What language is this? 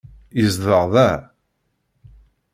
Kabyle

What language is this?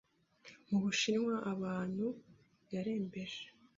Kinyarwanda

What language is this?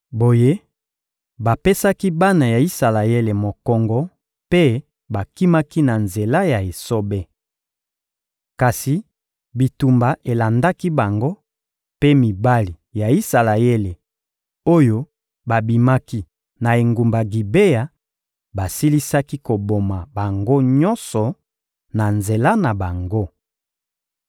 Lingala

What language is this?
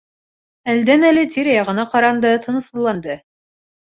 Bashkir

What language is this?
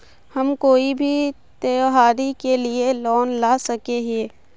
Magahi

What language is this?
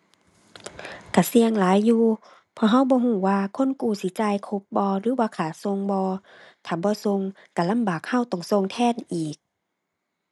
Thai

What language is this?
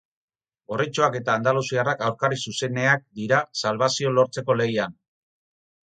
Basque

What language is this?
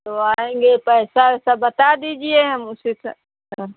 Hindi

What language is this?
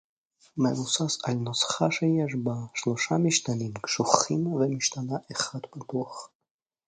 Hebrew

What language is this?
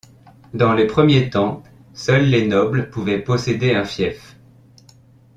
French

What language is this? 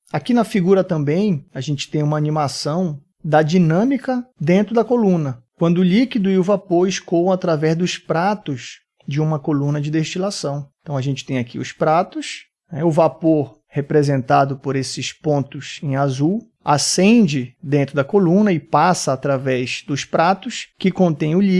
Portuguese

